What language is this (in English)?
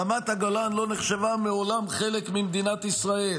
Hebrew